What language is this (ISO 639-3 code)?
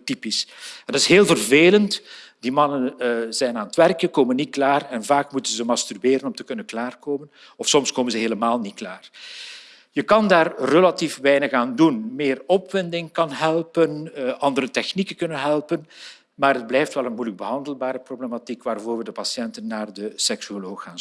nld